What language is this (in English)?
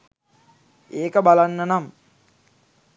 Sinhala